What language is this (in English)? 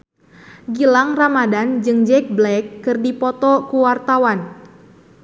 Sundanese